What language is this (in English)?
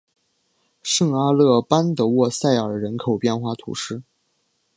Chinese